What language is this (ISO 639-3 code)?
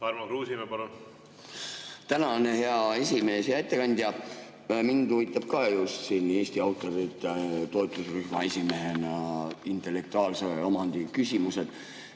est